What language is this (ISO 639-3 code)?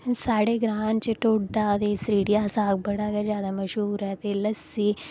doi